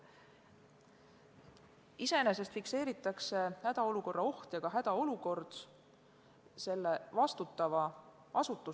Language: Estonian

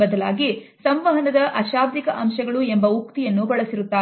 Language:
Kannada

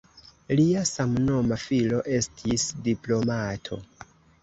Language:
Esperanto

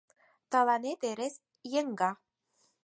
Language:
Mari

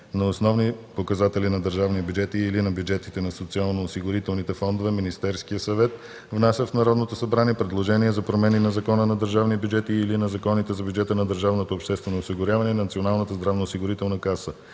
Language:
Bulgarian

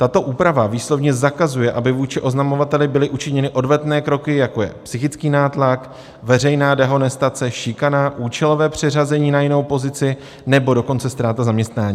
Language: Czech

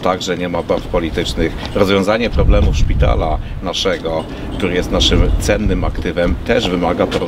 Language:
Polish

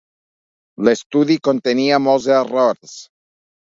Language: Catalan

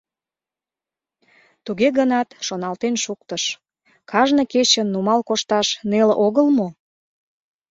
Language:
Mari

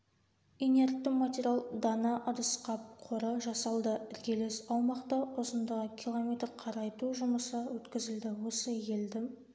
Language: Kazakh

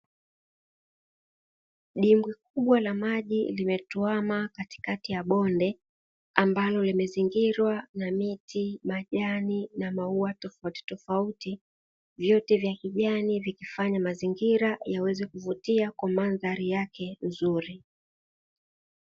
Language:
Swahili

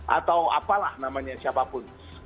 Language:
Indonesian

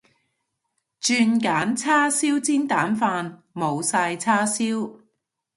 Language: Cantonese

